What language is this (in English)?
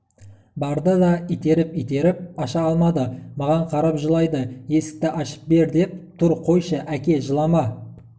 Kazakh